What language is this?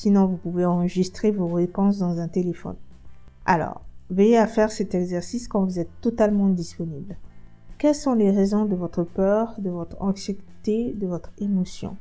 French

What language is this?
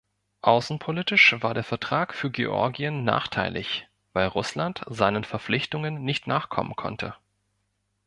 German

